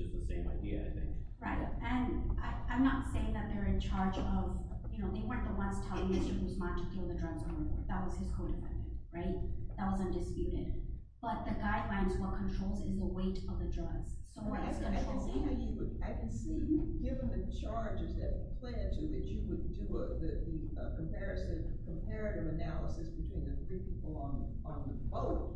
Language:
English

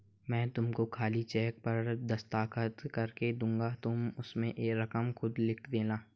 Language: Hindi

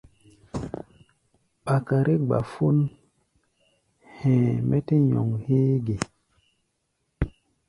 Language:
Gbaya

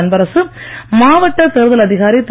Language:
Tamil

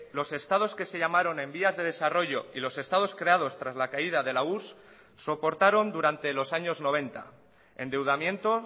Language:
Spanish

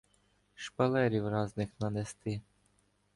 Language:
Ukrainian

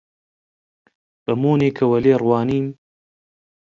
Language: Central Kurdish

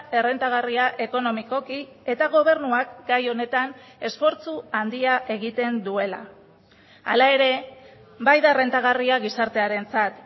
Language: Basque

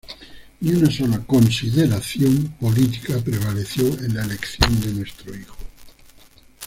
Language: Spanish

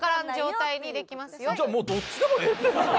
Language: Japanese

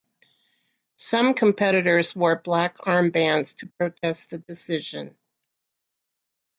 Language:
English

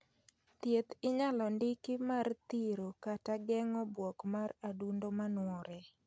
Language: Luo (Kenya and Tanzania)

